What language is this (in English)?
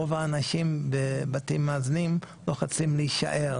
Hebrew